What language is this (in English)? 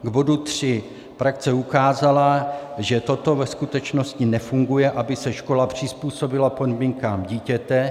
Czech